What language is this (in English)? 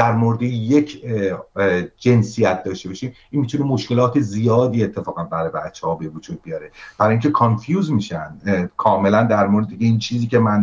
Persian